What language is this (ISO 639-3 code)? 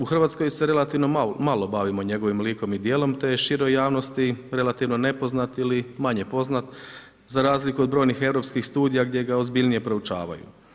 hrv